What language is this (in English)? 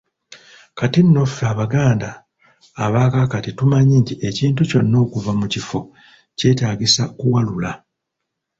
Ganda